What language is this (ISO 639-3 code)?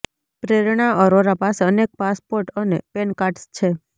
guj